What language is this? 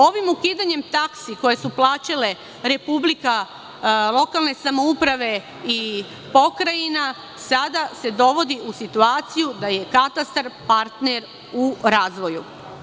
Serbian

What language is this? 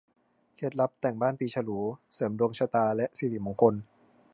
Thai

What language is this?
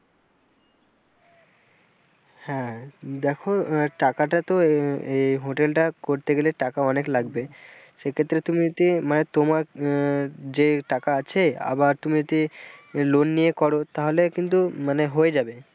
Bangla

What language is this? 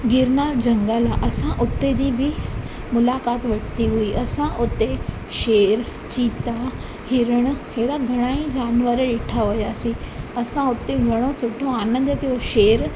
Sindhi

